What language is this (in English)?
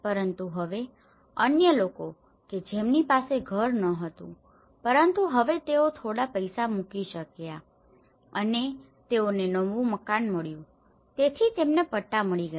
Gujarati